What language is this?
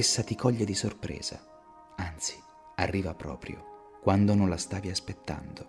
Italian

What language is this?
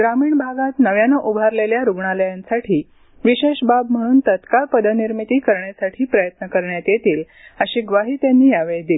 Marathi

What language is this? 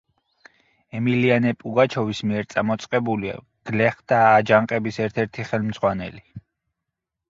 Georgian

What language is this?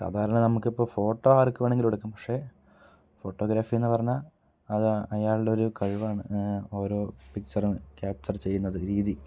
Malayalam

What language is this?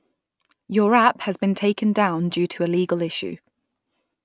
English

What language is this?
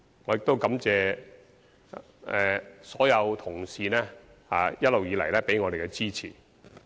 Cantonese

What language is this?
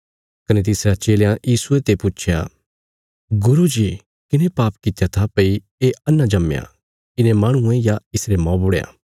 Bilaspuri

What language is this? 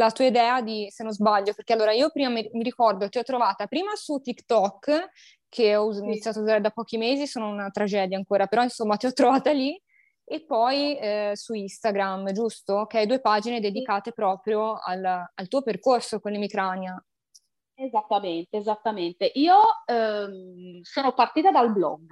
Italian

